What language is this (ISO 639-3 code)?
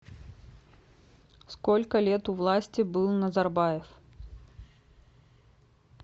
rus